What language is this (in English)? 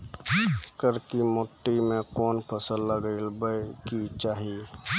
Maithili